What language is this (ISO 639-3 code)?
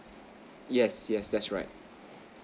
eng